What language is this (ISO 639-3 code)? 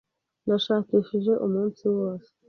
kin